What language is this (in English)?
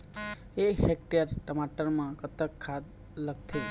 Chhattisgarhi